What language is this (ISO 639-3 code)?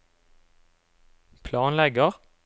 nor